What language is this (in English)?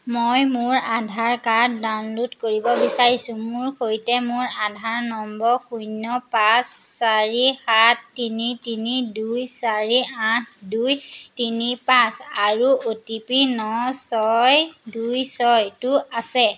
Assamese